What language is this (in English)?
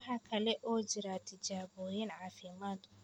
Somali